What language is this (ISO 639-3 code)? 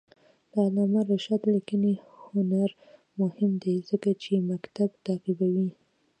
pus